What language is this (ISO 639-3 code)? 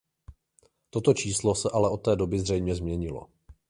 ces